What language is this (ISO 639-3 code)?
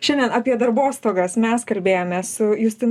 lit